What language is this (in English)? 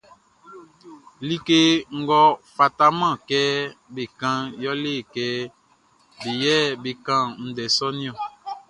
Baoulé